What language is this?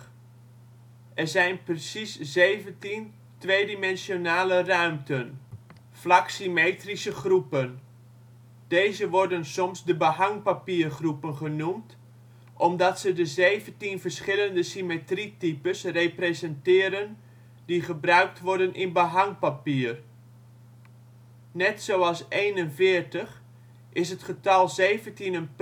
Dutch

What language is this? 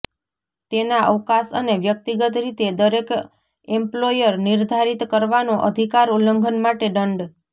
Gujarati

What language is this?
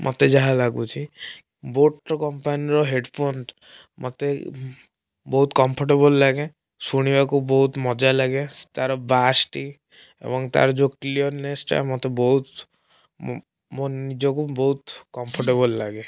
Odia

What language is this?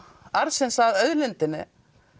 Icelandic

